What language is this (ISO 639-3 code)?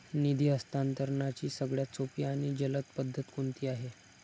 mar